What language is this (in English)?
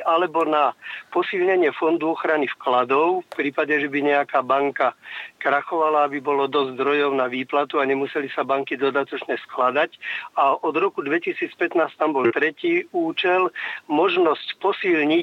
Slovak